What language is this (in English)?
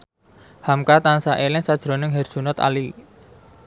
Javanese